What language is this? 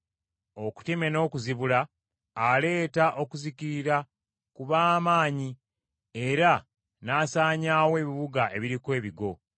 Ganda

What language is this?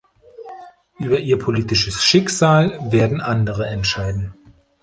German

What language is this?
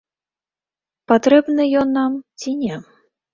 Belarusian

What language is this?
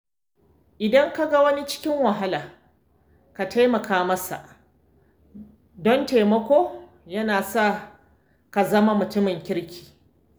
Hausa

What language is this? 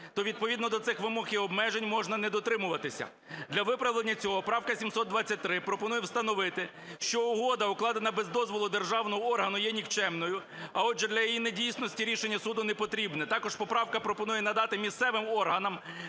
Ukrainian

